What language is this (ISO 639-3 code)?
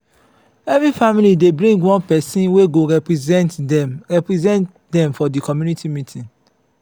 pcm